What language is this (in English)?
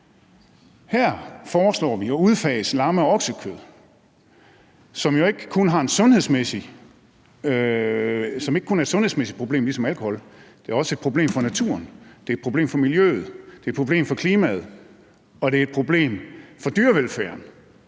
Danish